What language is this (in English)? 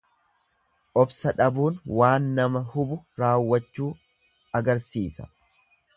Oromo